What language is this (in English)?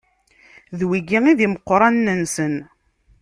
Kabyle